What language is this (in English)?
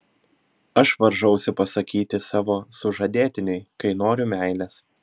Lithuanian